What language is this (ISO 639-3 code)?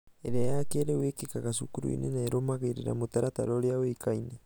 kik